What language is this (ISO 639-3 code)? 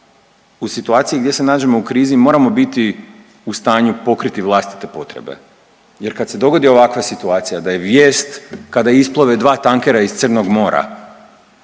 hrv